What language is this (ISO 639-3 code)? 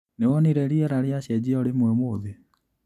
kik